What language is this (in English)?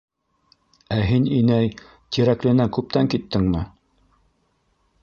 Bashkir